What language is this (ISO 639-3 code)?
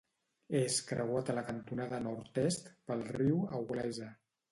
cat